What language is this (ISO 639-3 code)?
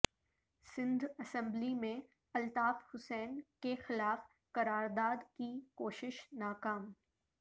urd